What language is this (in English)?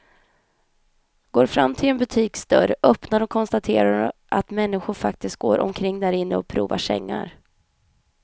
Swedish